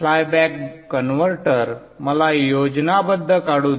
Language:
Marathi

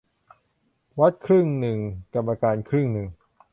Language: Thai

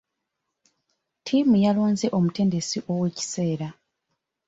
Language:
Ganda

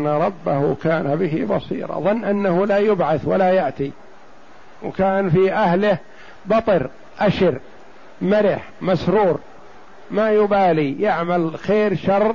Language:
Arabic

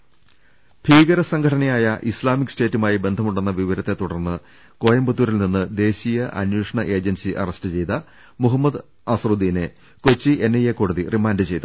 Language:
Malayalam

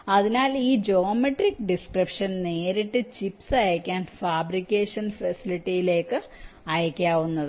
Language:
Malayalam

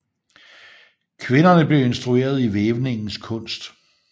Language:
Danish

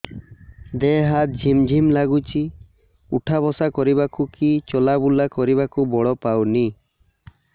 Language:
Odia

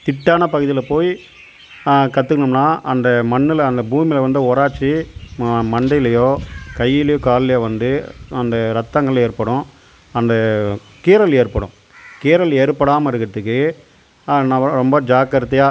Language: Tamil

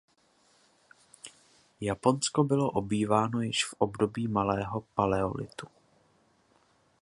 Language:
Czech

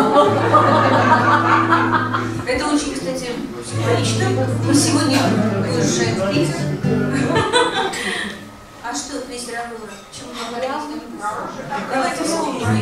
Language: Russian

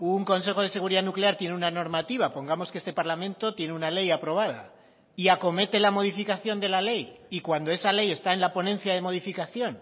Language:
Spanish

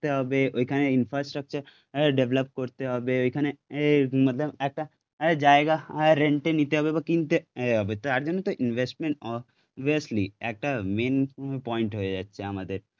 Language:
Bangla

